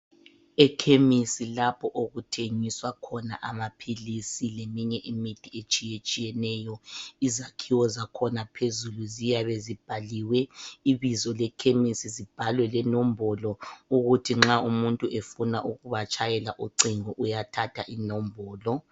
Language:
North Ndebele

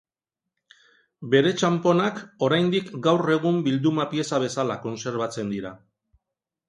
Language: Basque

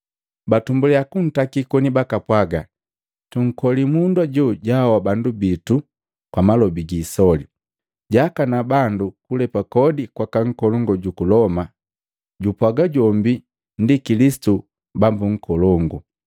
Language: Matengo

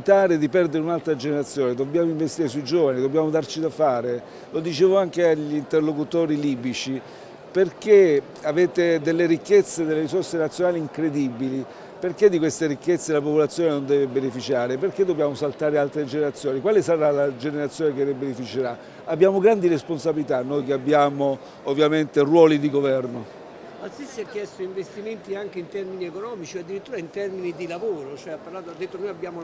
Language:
Italian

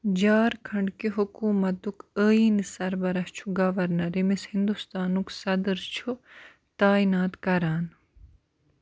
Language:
Kashmiri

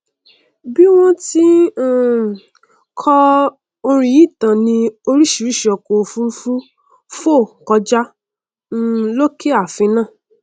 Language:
Yoruba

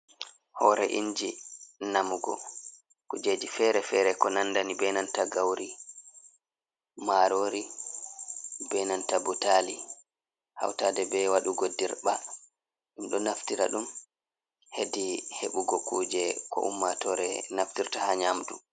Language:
Fula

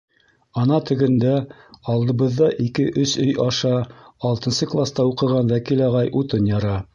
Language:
Bashkir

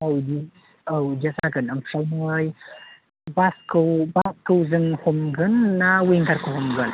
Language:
Bodo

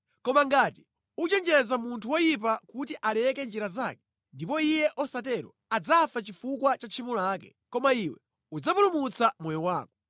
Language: Nyanja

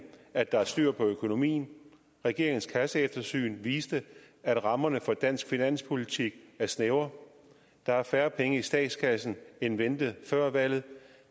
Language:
Danish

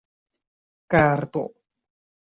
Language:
Esperanto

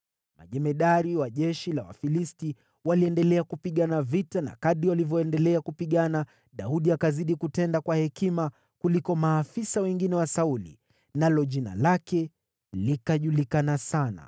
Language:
Swahili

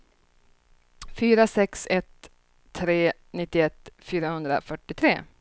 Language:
Swedish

